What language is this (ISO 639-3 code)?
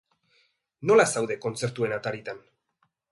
eus